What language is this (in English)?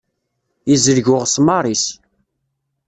Kabyle